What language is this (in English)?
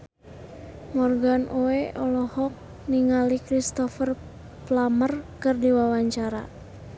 Sundanese